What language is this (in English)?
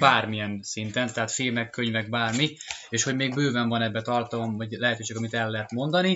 Hungarian